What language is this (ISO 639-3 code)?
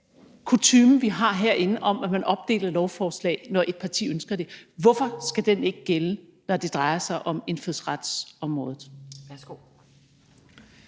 dan